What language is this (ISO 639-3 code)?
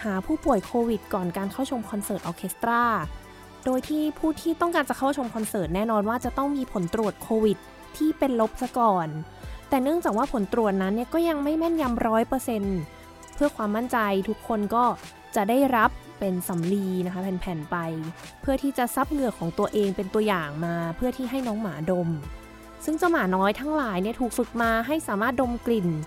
tha